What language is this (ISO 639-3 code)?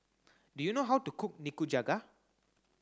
eng